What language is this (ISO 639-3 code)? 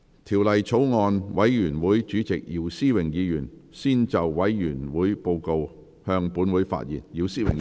yue